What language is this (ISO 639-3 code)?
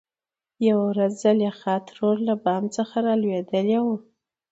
pus